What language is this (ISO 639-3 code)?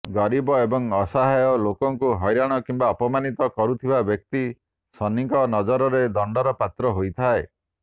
ori